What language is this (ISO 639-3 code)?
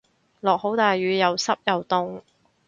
yue